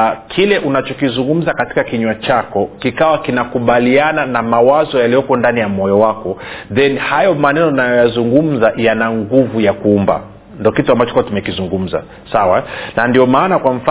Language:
Swahili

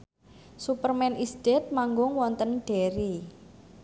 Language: Javanese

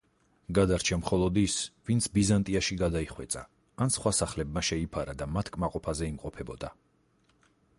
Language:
Georgian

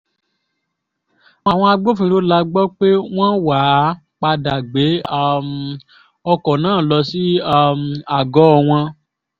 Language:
Yoruba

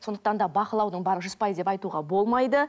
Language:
Kazakh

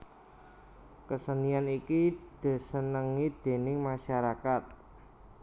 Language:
Javanese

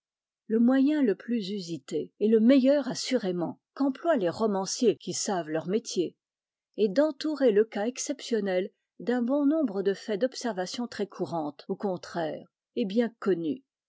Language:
French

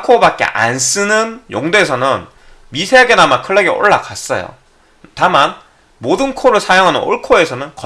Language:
Korean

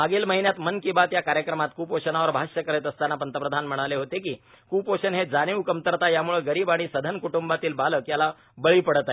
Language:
Marathi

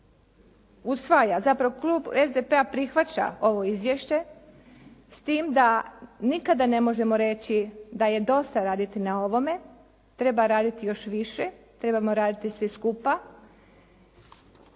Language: Croatian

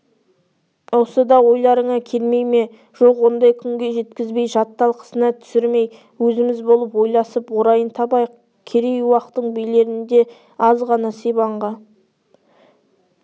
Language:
Kazakh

